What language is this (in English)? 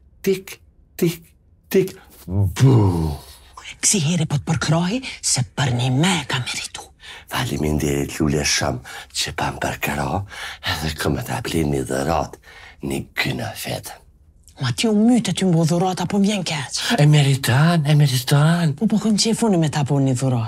Romanian